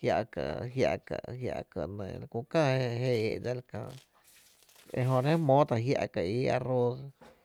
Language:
Tepinapa Chinantec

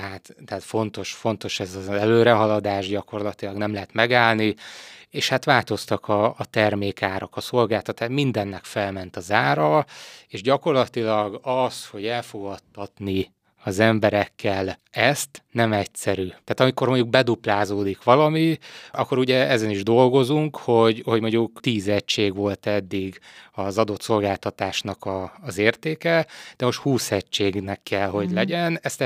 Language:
Hungarian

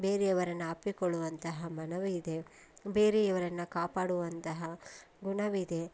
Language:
Kannada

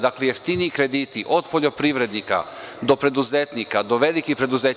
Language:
Serbian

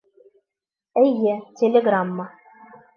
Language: Bashkir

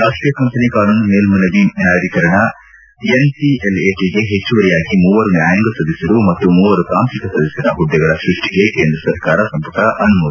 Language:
Kannada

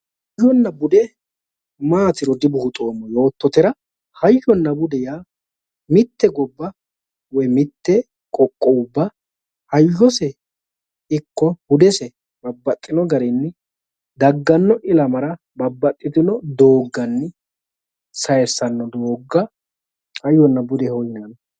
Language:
Sidamo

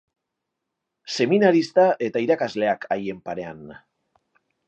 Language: Basque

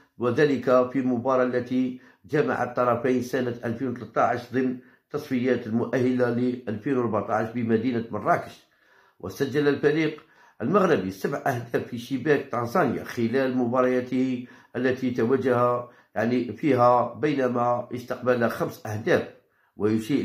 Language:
Arabic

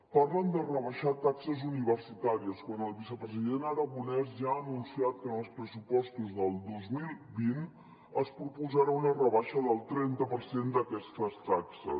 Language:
Catalan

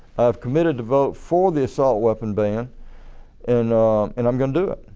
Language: English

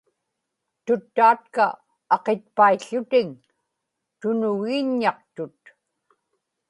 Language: Inupiaq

